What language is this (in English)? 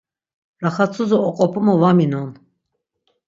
Laz